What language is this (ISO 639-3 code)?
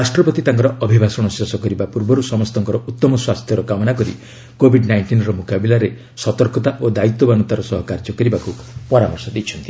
ori